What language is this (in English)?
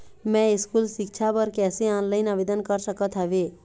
Chhattisgarhi